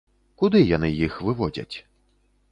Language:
Belarusian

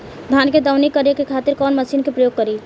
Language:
Bhojpuri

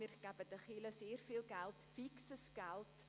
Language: Swiss German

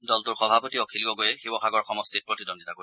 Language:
Assamese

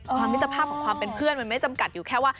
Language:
Thai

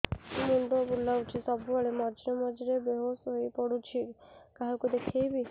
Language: Odia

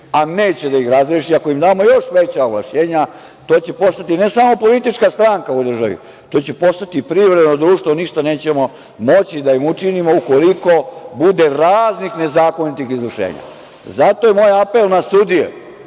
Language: Serbian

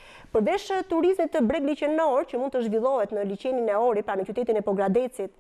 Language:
Romanian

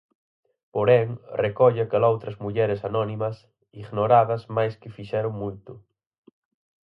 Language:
Galician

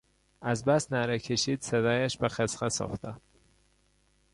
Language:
Persian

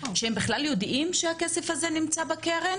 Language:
Hebrew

